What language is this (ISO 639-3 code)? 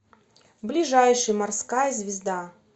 rus